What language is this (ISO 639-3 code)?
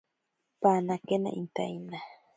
prq